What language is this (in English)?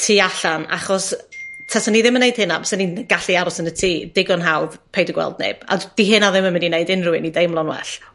Welsh